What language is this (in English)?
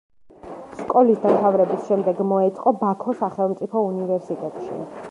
Georgian